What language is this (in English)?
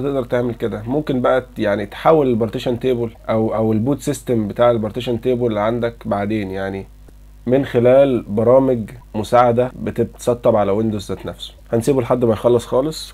Arabic